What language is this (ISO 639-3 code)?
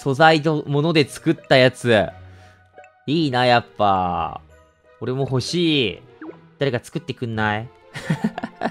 jpn